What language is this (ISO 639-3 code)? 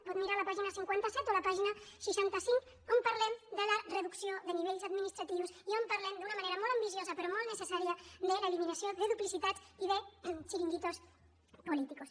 cat